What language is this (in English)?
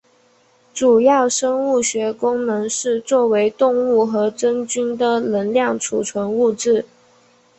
Chinese